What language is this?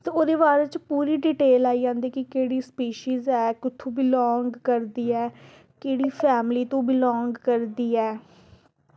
Dogri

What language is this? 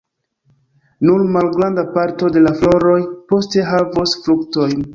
Esperanto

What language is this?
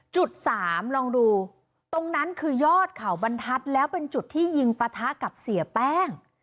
Thai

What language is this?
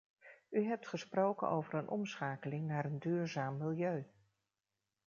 Dutch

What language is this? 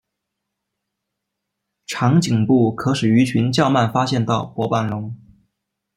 Chinese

